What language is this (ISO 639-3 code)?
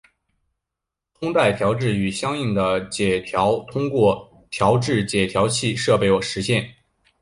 zho